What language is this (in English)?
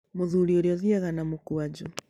Kikuyu